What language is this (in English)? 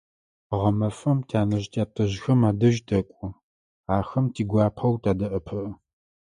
Adyghe